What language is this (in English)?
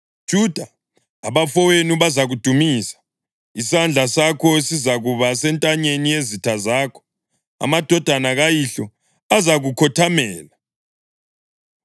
North Ndebele